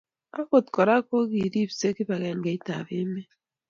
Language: Kalenjin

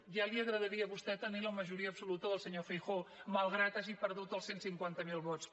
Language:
Catalan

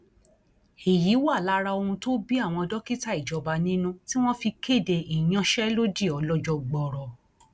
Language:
Yoruba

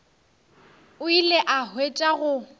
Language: Northern Sotho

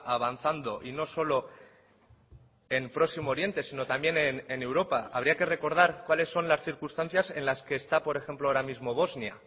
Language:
Spanish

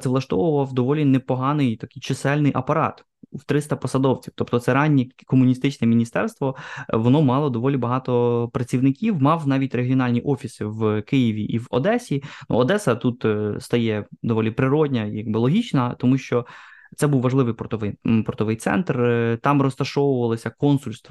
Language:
Ukrainian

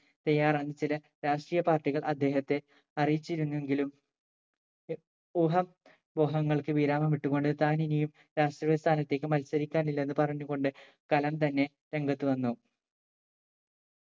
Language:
Malayalam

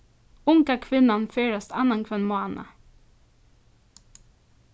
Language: Faroese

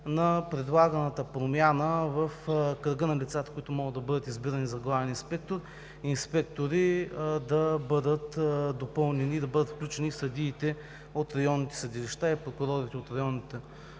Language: Bulgarian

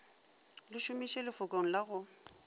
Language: Northern Sotho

